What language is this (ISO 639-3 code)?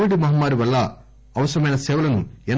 tel